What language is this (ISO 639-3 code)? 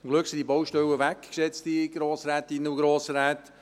gsw